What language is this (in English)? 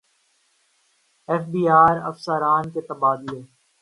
Urdu